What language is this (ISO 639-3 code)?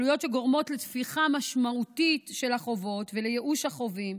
heb